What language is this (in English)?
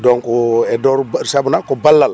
Wolof